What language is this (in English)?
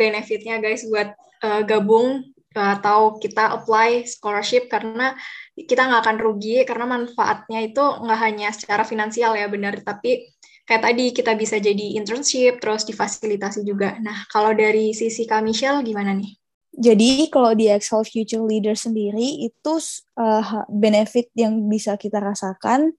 Indonesian